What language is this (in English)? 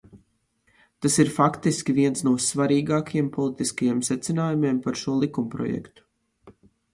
Latvian